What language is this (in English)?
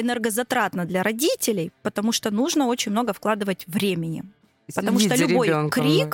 Russian